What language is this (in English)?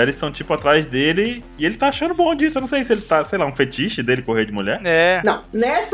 Portuguese